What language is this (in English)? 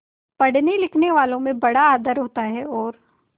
Hindi